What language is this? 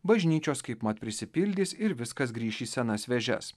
Lithuanian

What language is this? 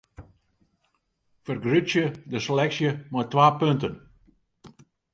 Western Frisian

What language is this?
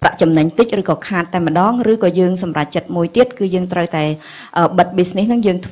Thai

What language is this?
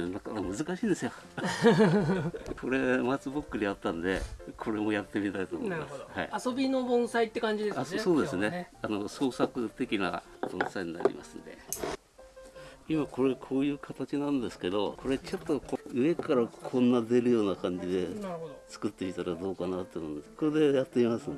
Japanese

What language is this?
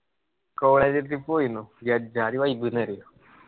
Malayalam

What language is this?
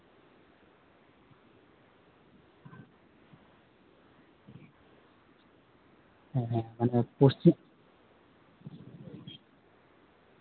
Santali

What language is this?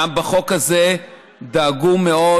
Hebrew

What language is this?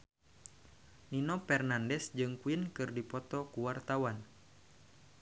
Sundanese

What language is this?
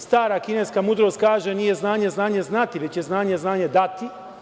Serbian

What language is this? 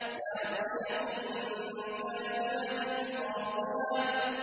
Arabic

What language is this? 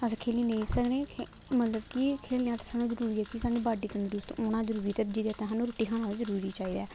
Dogri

